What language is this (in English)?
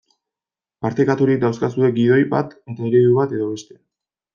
Basque